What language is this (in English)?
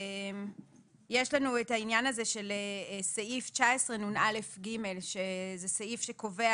Hebrew